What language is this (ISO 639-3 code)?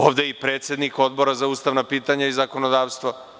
srp